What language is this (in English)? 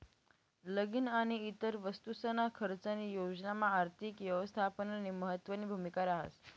Marathi